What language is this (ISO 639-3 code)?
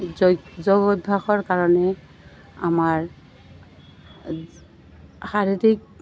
asm